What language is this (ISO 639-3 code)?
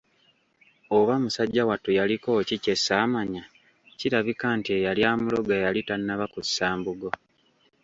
lug